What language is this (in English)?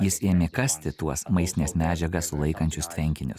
Lithuanian